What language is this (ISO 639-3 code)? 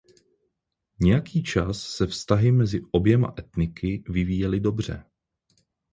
ces